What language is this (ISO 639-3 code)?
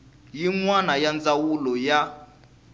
tso